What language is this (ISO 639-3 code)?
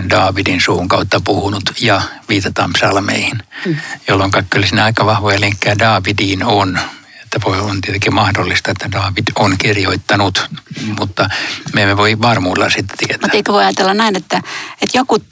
fin